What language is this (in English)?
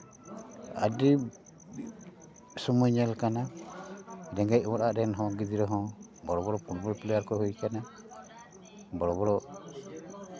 Santali